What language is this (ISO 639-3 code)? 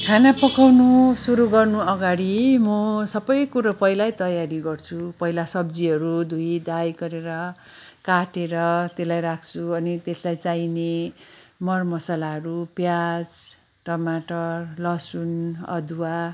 nep